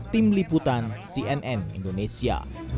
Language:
Indonesian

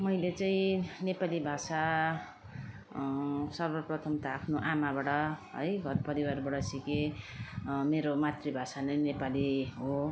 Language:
Nepali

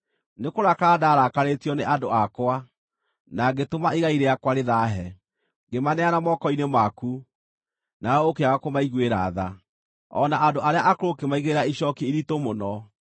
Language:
Kikuyu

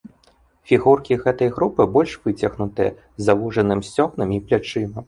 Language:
Belarusian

